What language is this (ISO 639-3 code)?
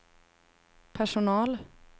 swe